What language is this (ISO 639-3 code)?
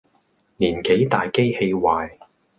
yue